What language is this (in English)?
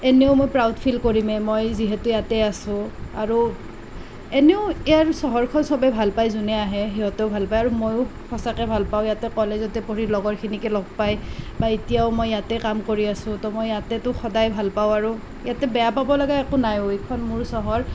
Assamese